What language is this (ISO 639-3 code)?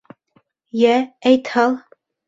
bak